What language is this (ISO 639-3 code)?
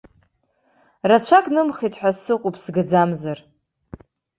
abk